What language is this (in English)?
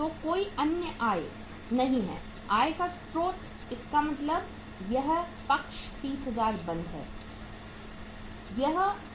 Hindi